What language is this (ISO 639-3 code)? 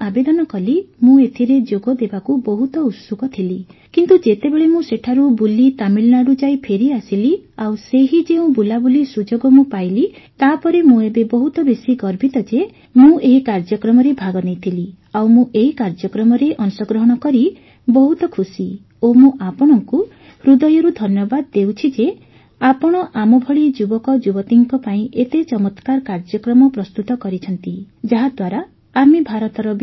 ori